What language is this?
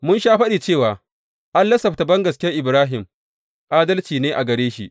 Hausa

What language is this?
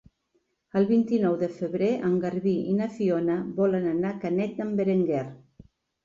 Catalan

